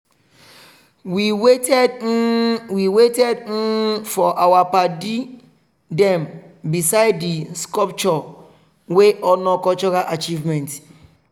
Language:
Nigerian Pidgin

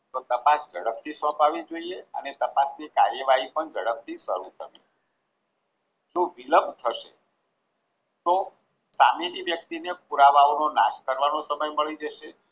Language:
Gujarati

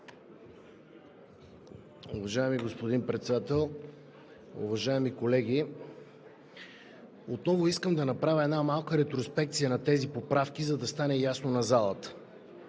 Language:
Bulgarian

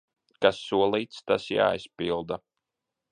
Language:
Latvian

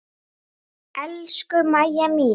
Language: Icelandic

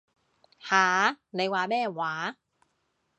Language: Cantonese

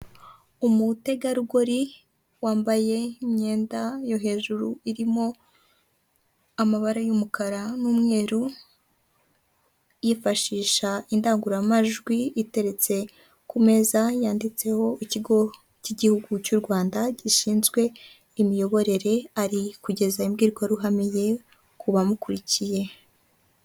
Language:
Kinyarwanda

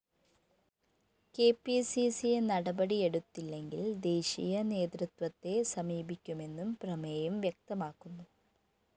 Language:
Malayalam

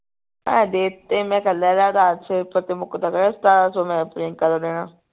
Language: Punjabi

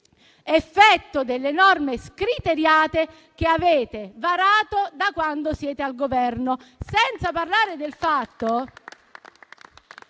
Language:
Italian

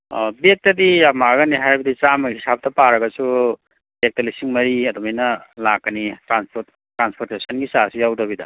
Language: Manipuri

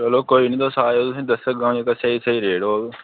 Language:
Dogri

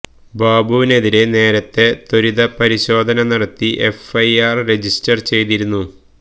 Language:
Malayalam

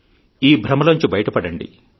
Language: Telugu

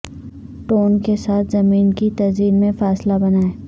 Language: Urdu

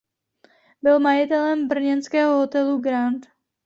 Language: Czech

